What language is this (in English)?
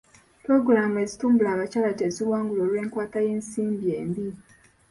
Ganda